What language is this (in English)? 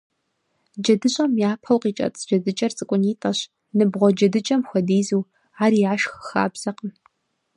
Kabardian